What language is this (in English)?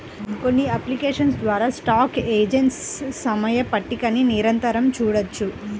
Telugu